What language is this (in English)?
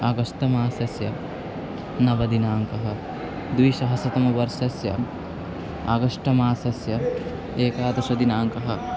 Sanskrit